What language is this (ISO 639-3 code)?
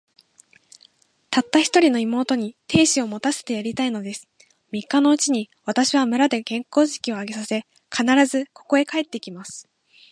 jpn